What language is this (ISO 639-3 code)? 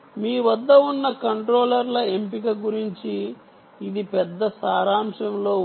tel